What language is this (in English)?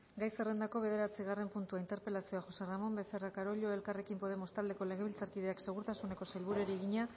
Basque